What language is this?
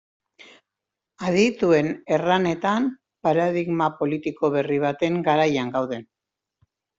Basque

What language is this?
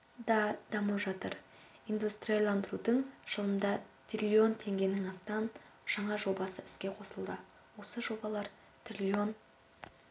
Kazakh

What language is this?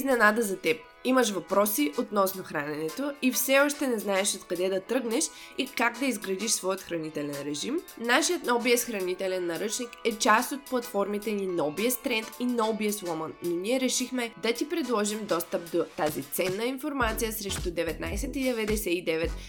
Bulgarian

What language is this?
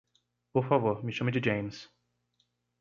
Portuguese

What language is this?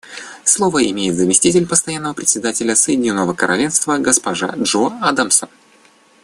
Russian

